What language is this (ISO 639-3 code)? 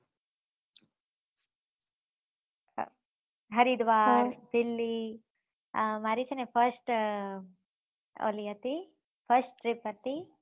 guj